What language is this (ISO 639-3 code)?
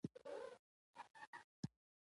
pus